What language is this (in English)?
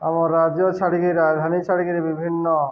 Odia